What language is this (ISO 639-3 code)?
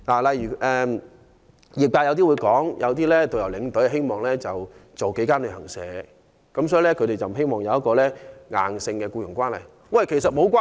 yue